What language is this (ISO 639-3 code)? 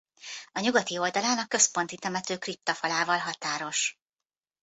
hun